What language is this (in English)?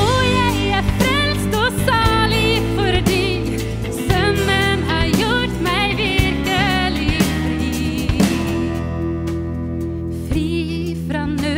Norwegian